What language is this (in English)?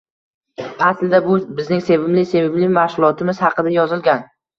Uzbek